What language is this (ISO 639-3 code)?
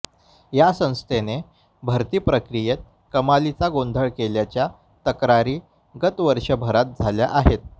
mar